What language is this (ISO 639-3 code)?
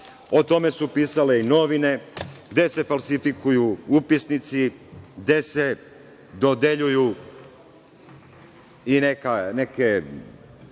srp